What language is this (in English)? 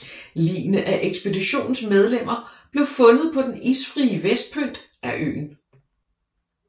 Danish